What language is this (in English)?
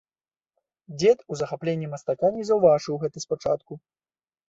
Belarusian